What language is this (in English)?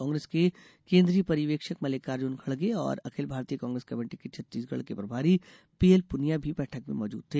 Hindi